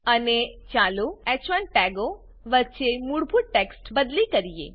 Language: Gujarati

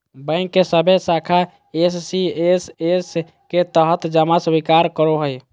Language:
Magahi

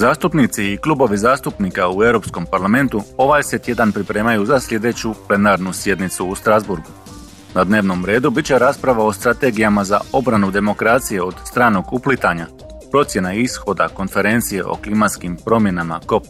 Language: Croatian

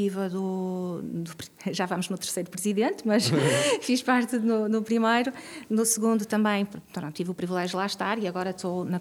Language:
Portuguese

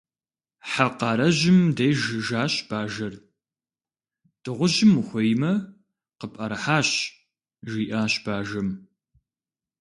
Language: Kabardian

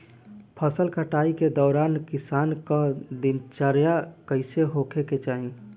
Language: Bhojpuri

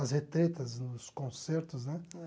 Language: Portuguese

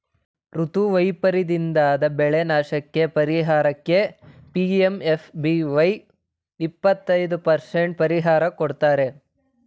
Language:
Kannada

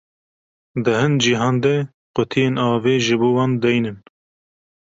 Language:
Kurdish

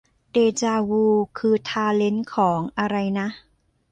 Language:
Thai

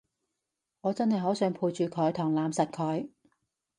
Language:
Cantonese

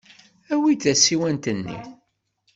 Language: Kabyle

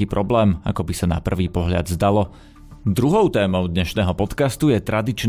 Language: Slovak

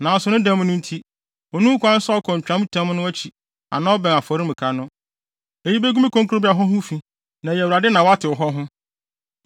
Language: Akan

